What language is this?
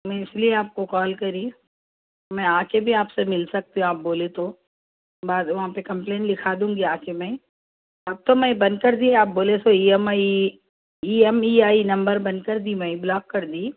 Urdu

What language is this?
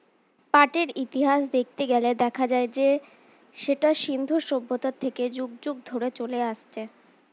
Bangla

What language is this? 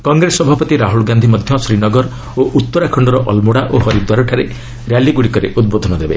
Odia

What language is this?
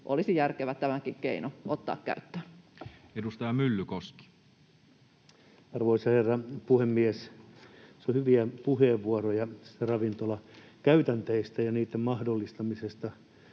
Finnish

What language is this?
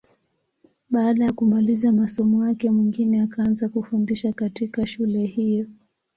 Swahili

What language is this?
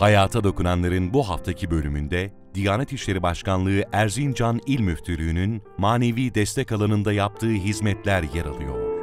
Turkish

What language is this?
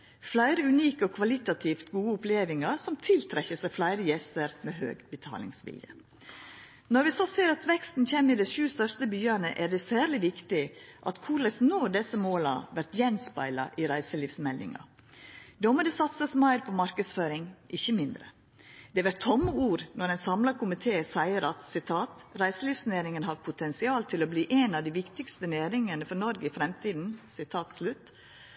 Norwegian Nynorsk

